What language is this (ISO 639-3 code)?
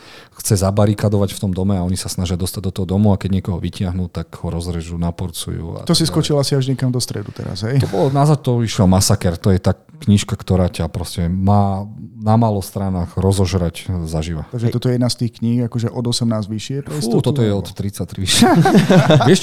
slk